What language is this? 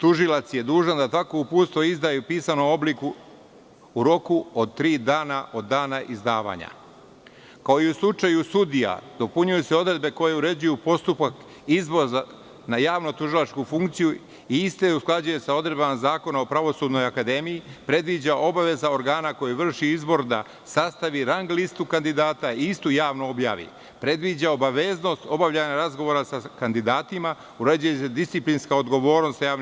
Serbian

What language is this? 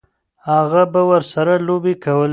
Pashto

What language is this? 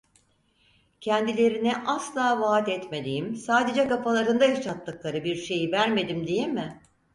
Turkish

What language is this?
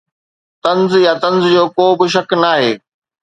Sindhi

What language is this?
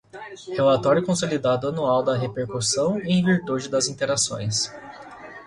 Portuguese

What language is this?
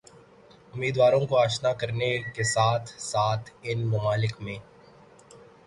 Urdu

